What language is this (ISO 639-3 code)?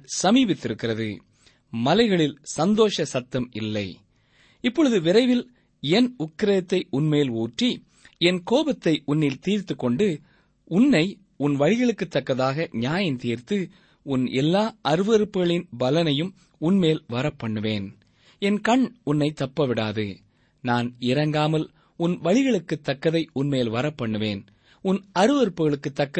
tam